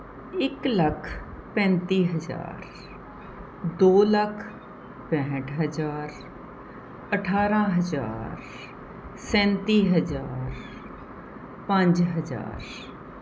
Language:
Punjabi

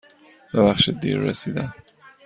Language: Persian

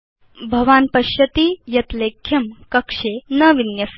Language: Sanskrit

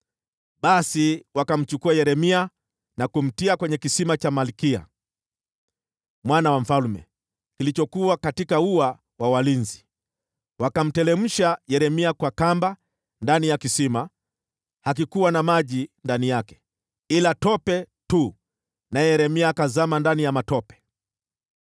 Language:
Swahili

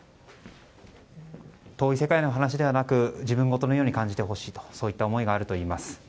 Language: Japanese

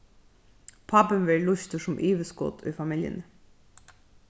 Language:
Faroese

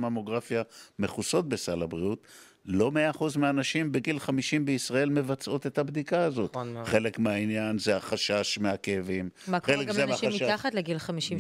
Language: Hebrew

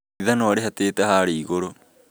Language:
Kikuyu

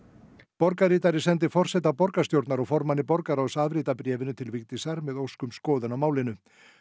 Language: Icelandic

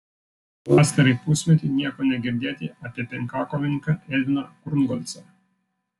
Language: Lithuanian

